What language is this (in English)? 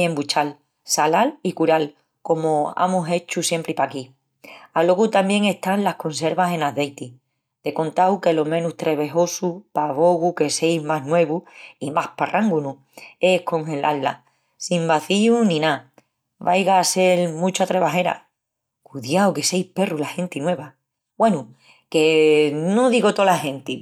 Extremaduran